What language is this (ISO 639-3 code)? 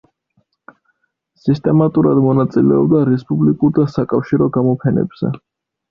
kat